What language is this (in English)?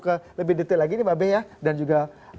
Indonesian